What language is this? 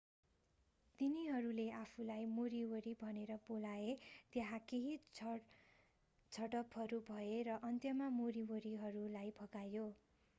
Nepali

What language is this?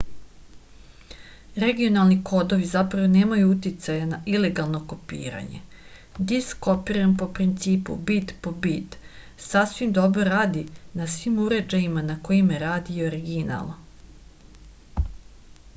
Serbian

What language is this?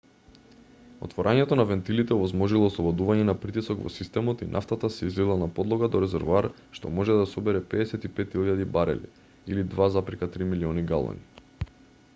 Macedonian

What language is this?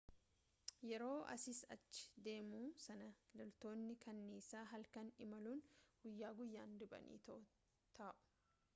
Oromo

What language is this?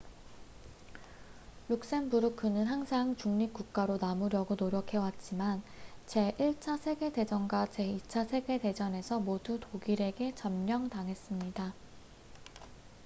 Korean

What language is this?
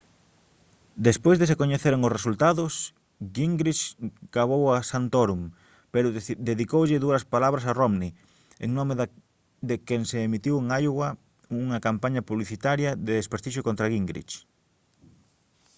Galician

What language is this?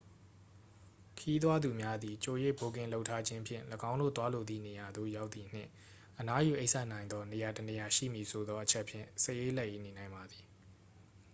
Burmese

